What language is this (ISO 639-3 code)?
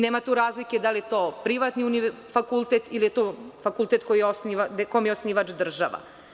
srp